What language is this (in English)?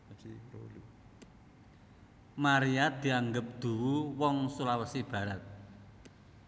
Javanese